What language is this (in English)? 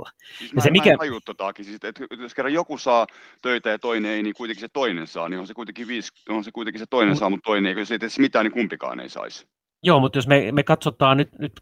Finnish